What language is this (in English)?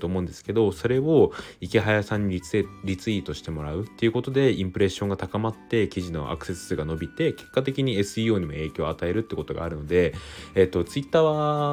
Japanese